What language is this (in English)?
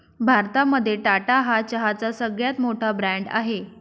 Marathi